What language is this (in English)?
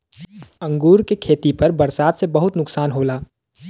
Bhojpuri